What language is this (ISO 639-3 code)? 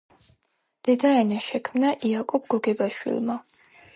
kat